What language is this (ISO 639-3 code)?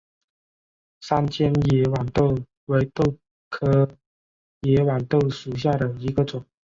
zho